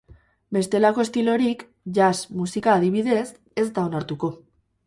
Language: Basque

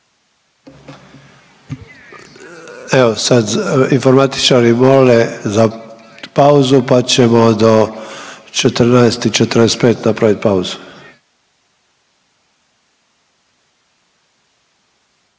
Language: Croatian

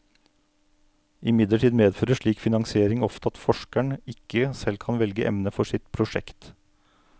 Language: Norwegian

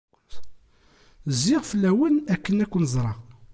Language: Kabyle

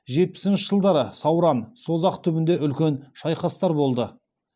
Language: Kazakh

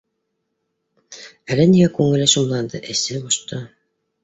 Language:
Bashkir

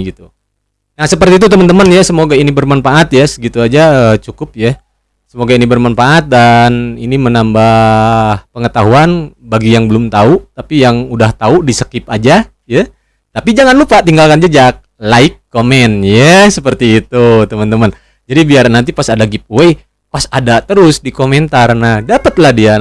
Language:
Indonesian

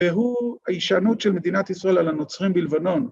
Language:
Hebrew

